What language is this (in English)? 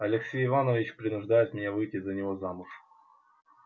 Russian